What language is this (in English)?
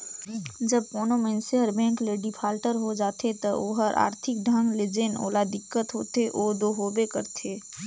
Chhattisgarhi